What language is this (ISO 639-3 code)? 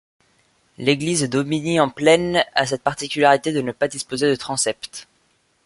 fra